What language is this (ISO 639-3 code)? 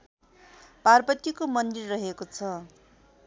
nep